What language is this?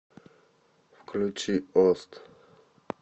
Russian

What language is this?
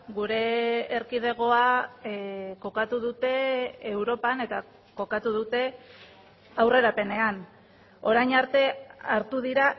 Basque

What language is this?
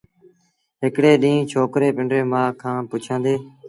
Sindhi Bhil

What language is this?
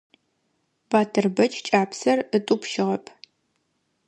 Adyghe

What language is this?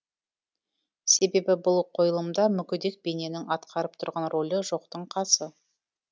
Kazakh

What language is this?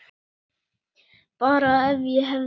Icelandic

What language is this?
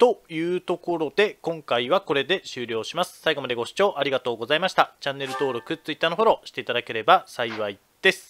Japanese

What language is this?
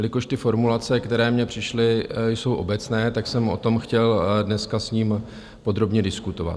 Czech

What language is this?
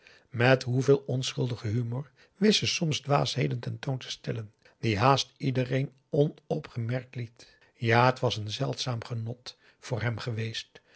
Dutch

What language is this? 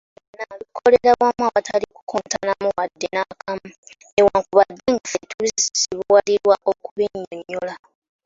Ganda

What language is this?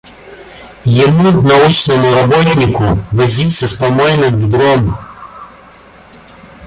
Russian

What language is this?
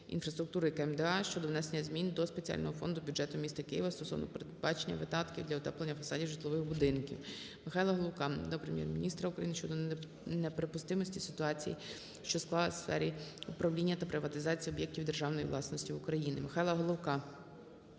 Ukrainian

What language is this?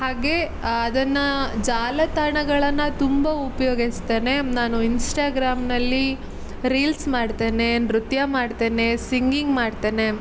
Kannada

